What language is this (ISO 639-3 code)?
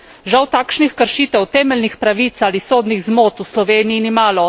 slv